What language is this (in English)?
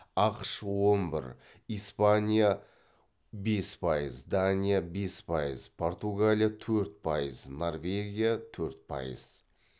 Kazakh